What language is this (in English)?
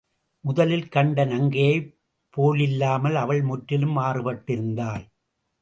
Tamil